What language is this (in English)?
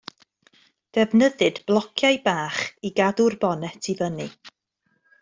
Welsh